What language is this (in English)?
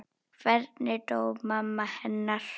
Icelandic